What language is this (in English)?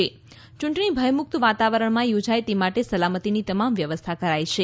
Gujarati